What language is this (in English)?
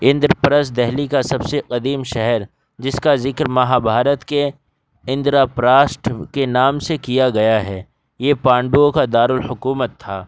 Urdu